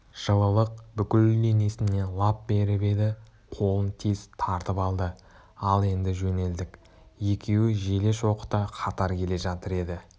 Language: Kazakh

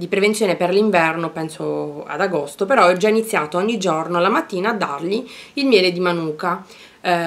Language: Italian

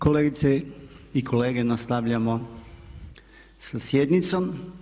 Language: Croatian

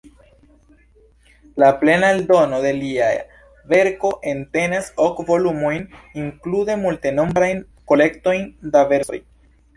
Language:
Esperanto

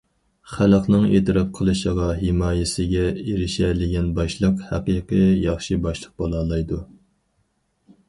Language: Uyghur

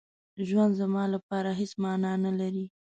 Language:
Pashto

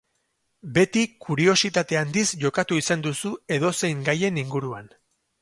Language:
Basque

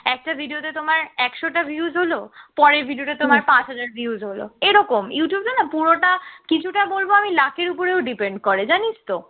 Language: Bangla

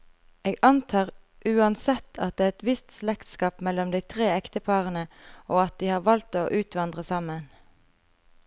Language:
Norwegian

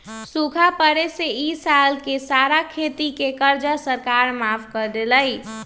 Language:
Magahi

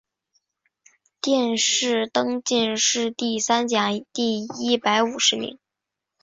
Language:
Chinese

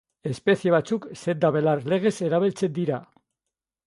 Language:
Basque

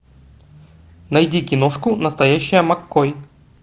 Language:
Russian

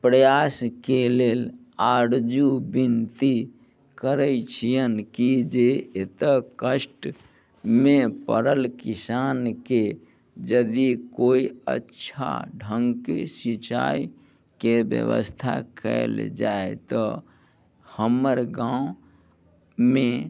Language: Maithili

